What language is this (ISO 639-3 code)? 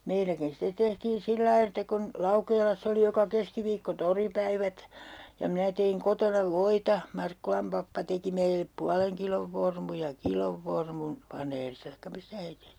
fin